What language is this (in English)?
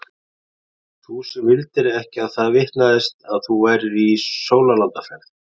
Icelandic